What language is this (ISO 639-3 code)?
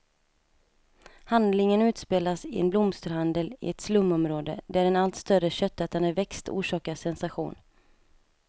swe